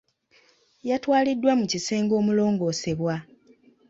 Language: Ganda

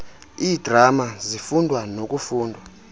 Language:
Xhosa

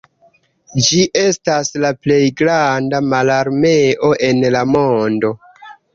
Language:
Esperanto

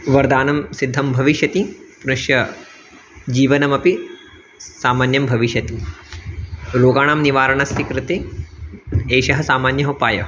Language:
Sanskrit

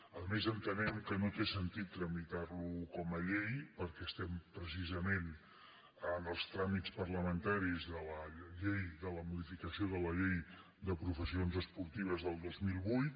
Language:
Catalan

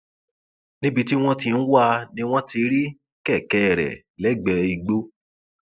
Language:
Yoruba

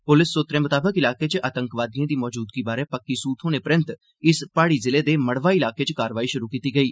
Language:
Dogri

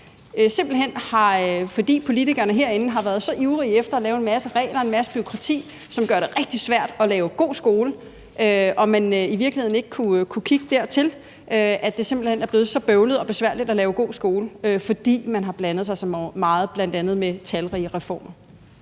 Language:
Danish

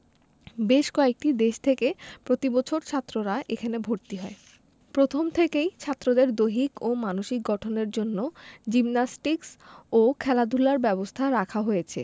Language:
Bangla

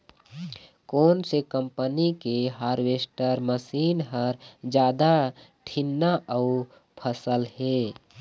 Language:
Chhattisgarhi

